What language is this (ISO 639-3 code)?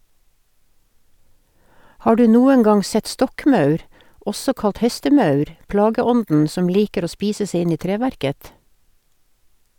nor